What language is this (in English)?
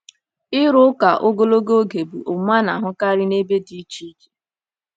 Igbo